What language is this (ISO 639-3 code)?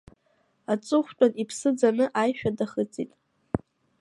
abk